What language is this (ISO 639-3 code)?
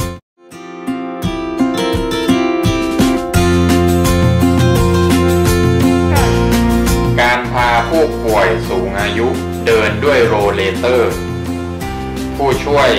tha